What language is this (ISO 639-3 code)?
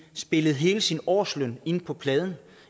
dan